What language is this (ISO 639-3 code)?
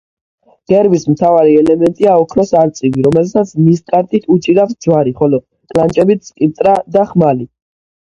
kat